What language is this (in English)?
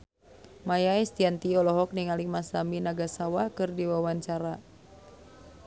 Sundanese